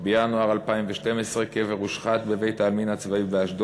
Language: Hebrew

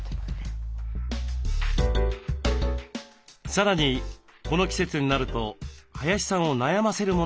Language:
Japanese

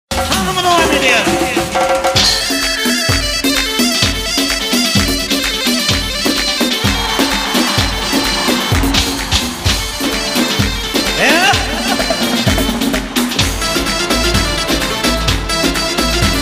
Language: Arabic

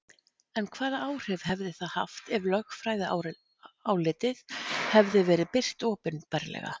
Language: Icelandic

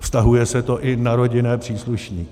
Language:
Czech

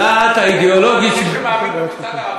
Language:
Hebrew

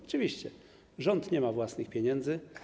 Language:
Polish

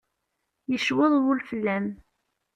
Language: Kabyle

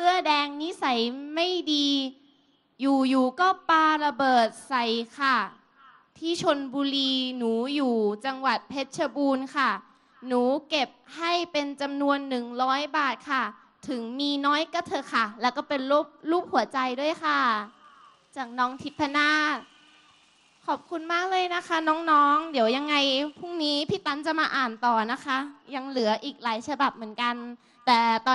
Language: Thai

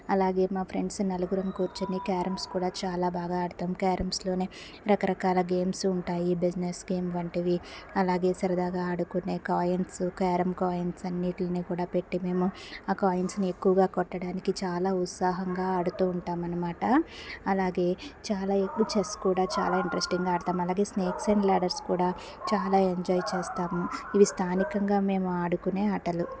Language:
Telugu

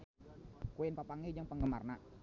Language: Sundanese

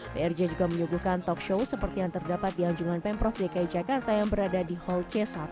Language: Indonesian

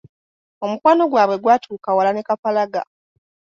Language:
Ganda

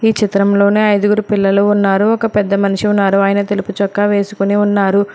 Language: Telugu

